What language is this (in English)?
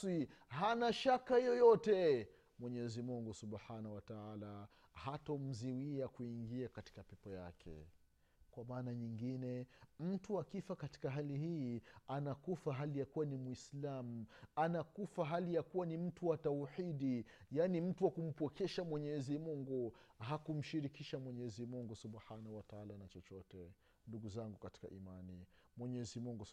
Swahili